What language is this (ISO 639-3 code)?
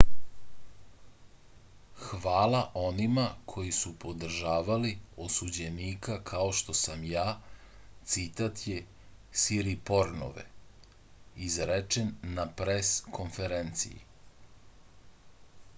srp